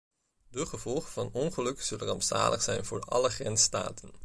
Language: Dutch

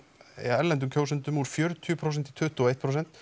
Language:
Icelandic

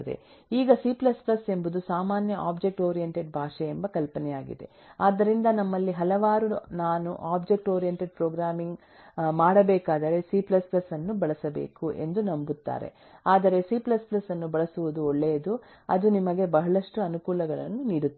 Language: Kannada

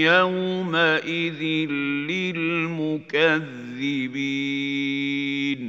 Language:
Arabic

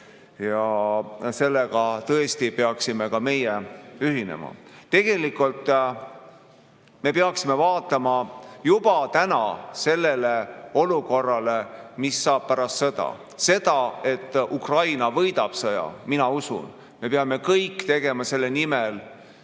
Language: Estonian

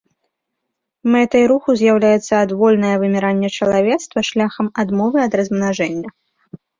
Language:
Belarusian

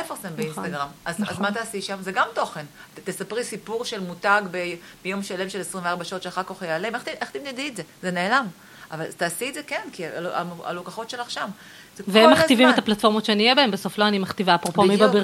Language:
Hebrew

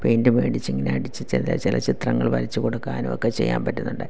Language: Malayalam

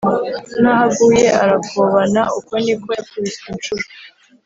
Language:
Kinyarwanda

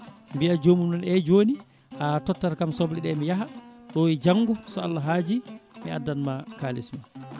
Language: Fula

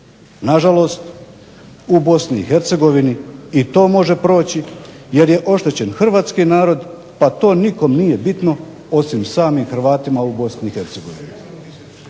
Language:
Croatian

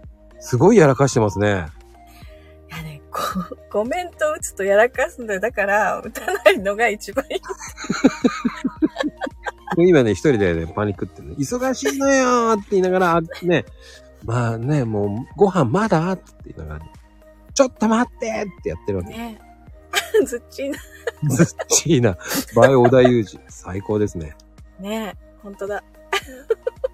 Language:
Japanese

